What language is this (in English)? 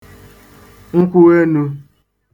Igbo